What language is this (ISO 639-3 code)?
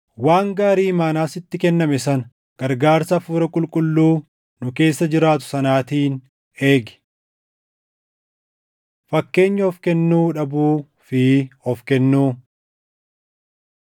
orm